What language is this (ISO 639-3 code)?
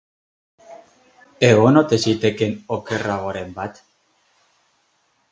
eus